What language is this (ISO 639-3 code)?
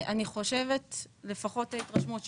heb